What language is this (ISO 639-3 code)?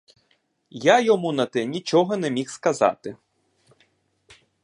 ukr